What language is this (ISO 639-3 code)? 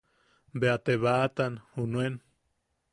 yaq